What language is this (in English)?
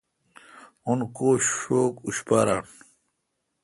Kalkoti